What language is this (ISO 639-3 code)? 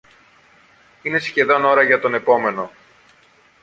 ell